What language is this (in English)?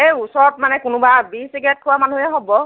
Assamese